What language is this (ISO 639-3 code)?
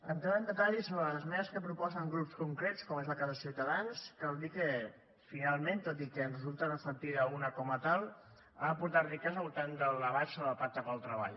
cat